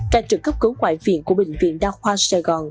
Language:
Vietnamese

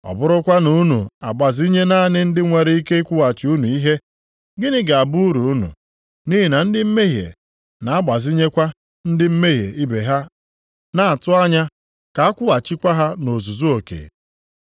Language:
Igbo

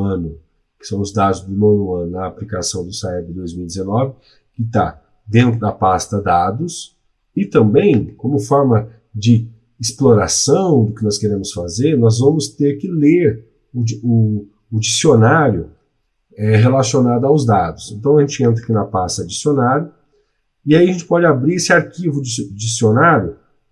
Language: Portuguese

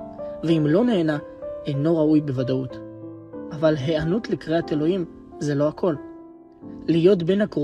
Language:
Hebrew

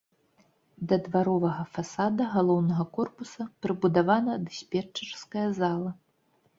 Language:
Belarusian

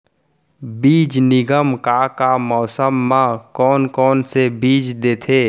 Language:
Chhattisgarhi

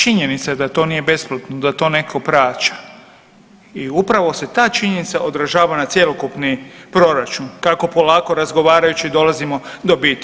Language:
Croatian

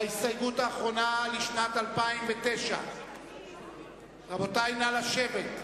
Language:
Hebrew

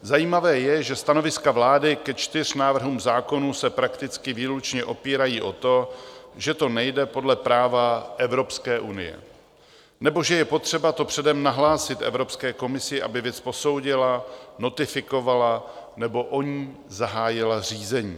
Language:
Czech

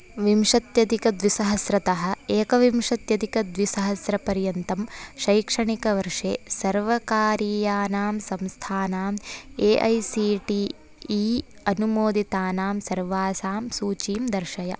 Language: Sanskrit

